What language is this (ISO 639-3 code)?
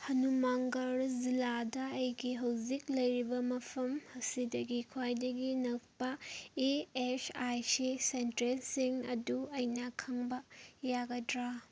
mni